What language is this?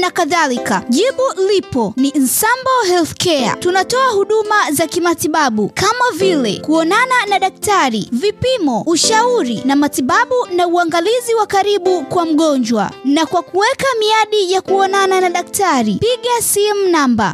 Swahili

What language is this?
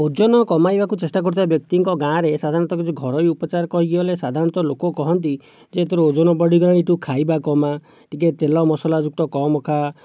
Odia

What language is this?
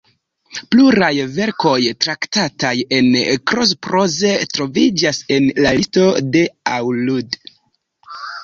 Esperanto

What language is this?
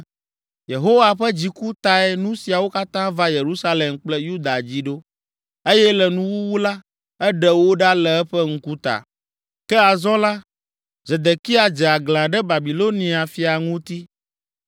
Ewe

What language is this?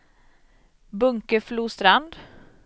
Swedish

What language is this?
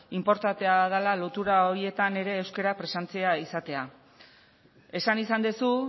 Basque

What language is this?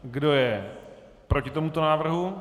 Czech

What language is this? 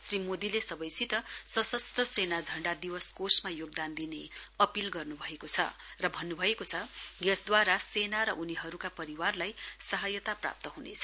Nepali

